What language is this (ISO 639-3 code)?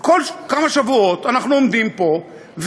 heb